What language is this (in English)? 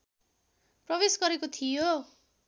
Nepali